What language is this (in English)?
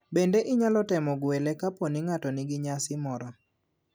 Luo (Kenya and Tanzania)